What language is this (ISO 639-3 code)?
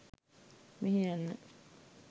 sin